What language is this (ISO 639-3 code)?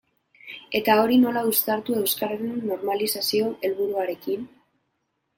eus